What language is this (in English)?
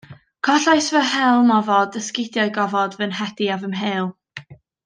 Welsh